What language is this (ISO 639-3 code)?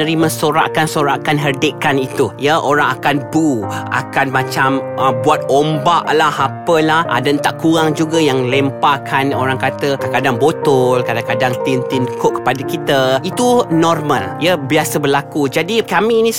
msa